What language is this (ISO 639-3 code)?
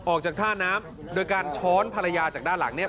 tha